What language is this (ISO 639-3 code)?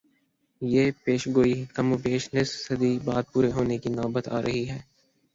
urd